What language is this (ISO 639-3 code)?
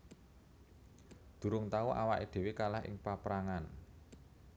jav